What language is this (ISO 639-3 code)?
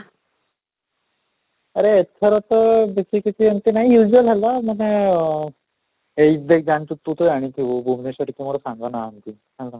ori